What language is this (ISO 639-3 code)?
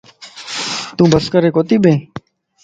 lss